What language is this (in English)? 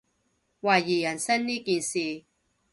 Cantonese